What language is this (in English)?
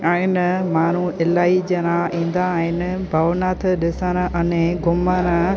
Sindhi